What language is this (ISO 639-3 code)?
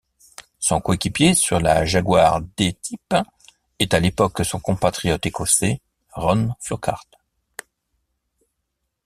fra